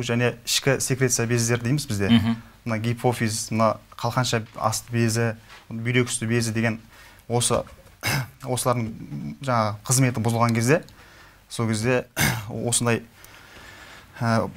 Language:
Turkish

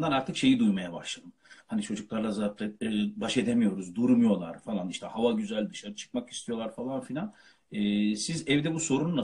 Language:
Turkish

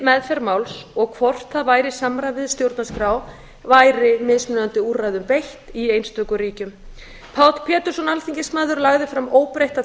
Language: Icelandic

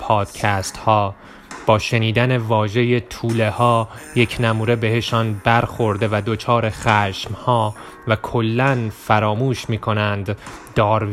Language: Persian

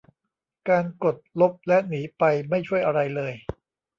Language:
Thai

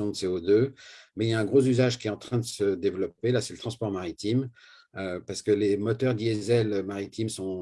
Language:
French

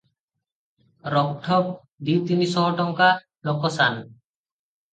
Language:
Odia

